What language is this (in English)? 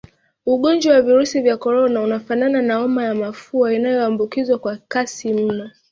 Swahili